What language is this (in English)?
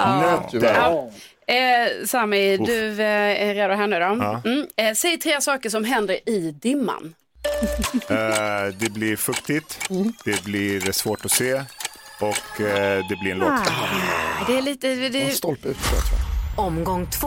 Swedish